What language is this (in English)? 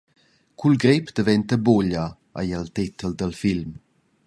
Romansh